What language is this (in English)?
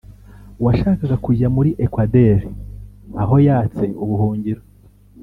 Kinyarwanda